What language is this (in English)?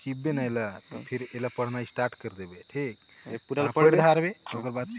Chhattisgarhi